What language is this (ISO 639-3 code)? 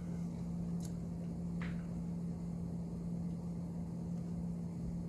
fra